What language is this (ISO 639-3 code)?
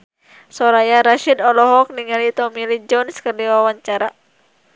sun